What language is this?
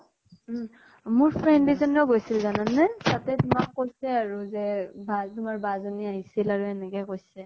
Assamese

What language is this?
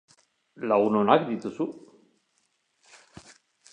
Basque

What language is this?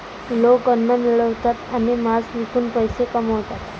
Marathi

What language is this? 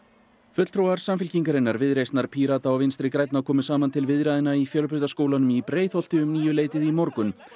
Icelandic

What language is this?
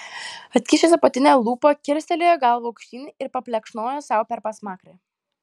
Lithuanian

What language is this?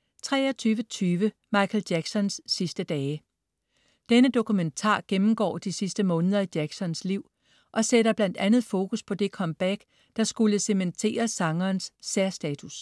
Danish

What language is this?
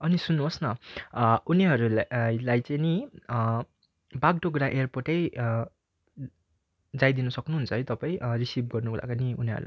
Nepali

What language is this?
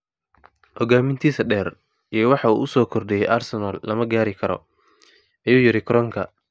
Somali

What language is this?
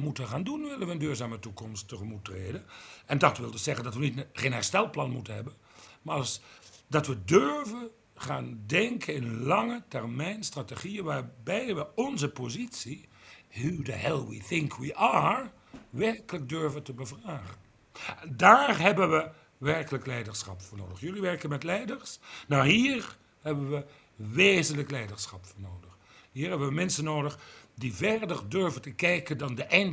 Dutch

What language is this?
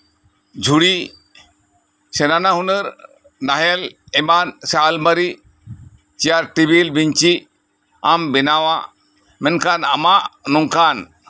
Santali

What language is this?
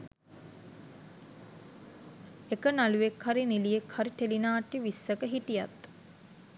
Sinhala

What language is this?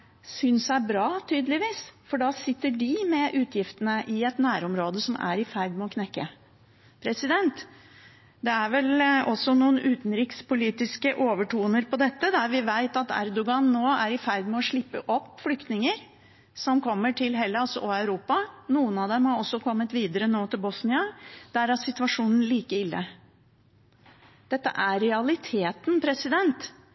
Norwegian Bokmål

